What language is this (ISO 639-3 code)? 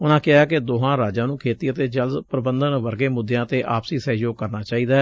pan